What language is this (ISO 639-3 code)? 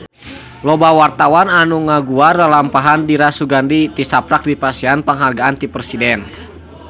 sun